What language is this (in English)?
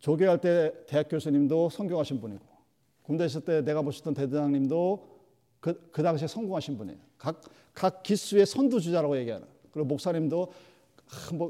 Korean